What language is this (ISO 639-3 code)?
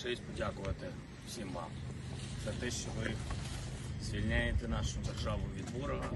ukr